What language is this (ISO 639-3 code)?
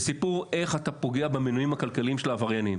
heb